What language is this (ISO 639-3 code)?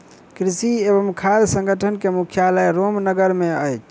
mai